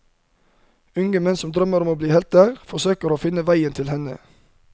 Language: Norwegian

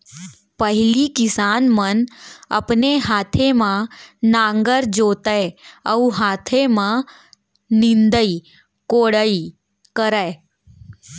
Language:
Chhattisgarhi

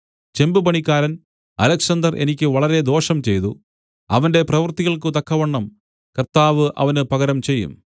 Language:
Malayalam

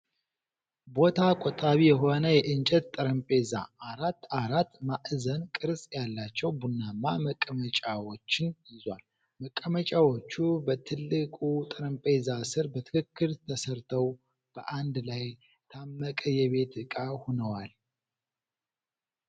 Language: Amharic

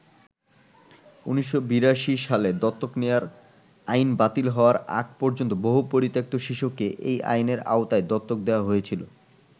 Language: Bangla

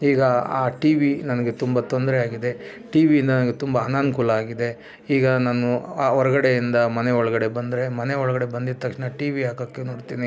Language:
Kannada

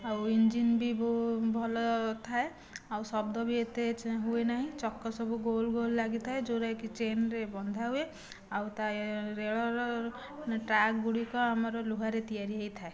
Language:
Odia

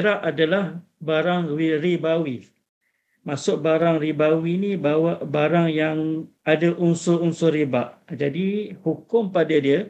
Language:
Malay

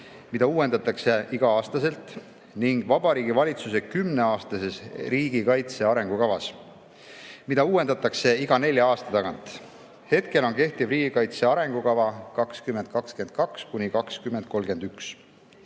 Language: Estonian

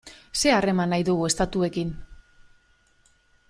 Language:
Basque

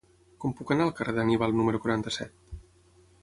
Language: Catalan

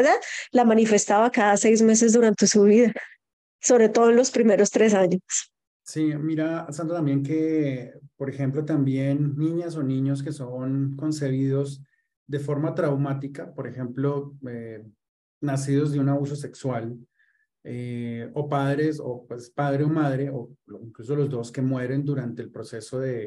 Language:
Spanish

